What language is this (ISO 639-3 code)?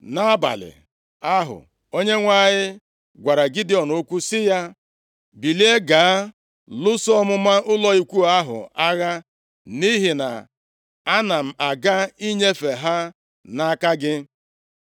ibo